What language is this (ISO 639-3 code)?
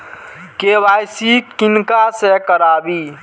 mai